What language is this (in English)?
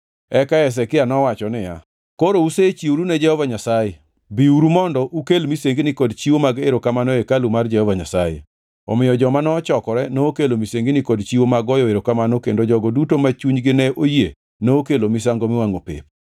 Luo (Kenya and Tanzania)